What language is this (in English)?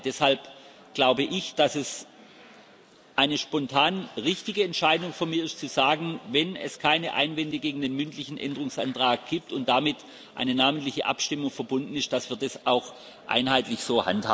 German